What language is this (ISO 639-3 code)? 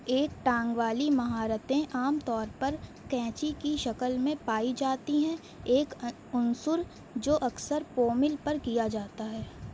urd